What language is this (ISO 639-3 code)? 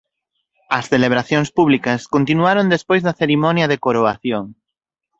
glg